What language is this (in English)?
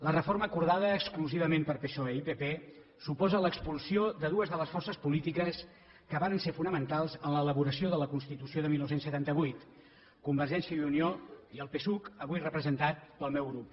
Catalan